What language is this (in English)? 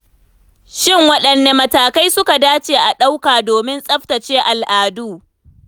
Hausa